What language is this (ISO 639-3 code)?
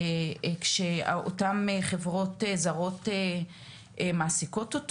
heb